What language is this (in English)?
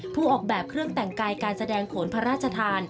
Thai